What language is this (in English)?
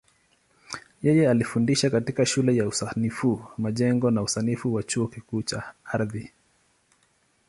Swahili